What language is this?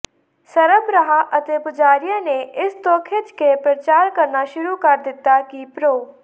Punjabi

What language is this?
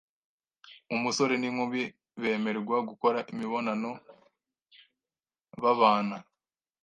Kinyarwanda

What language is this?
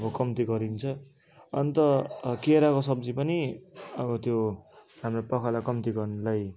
Nepali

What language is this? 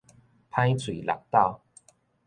Min Nan Chinese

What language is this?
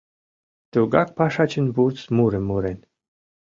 Mari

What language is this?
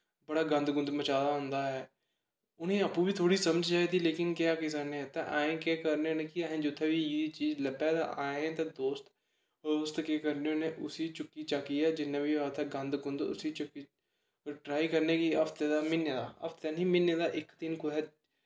Dogri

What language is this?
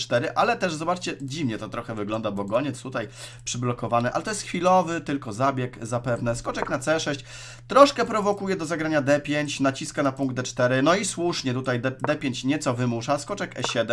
Polish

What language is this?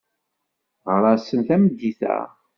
Kabyle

